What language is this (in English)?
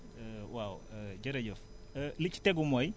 Wolof